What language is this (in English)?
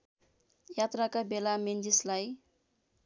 Nepali